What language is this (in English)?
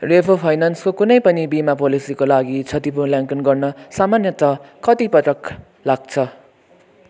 Nepali